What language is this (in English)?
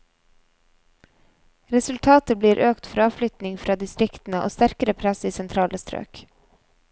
Norwegian